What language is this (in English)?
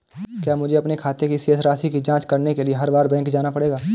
Hindi